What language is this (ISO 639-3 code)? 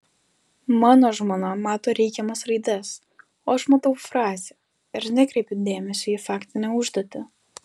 lit